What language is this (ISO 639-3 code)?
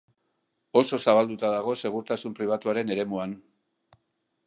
eus